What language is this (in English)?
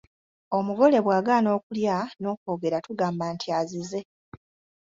Ganda